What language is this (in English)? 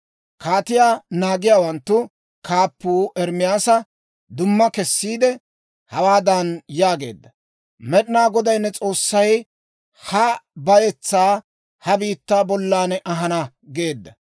Dawro